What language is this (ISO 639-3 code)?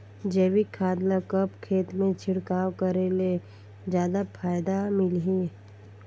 hne